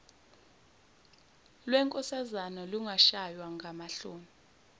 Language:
Zulu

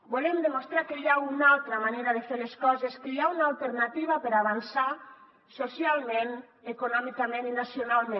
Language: Catalan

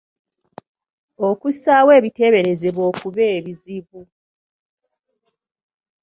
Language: Ganda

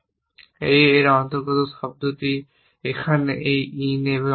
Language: Bangla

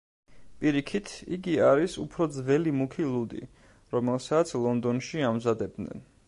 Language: Georgian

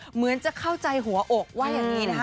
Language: Thai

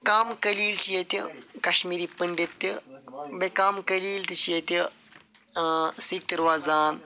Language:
Kashmiri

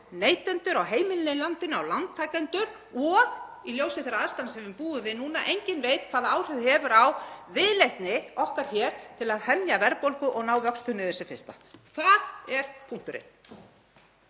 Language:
Icelandic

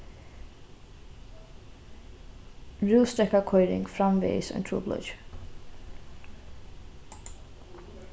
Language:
Faroese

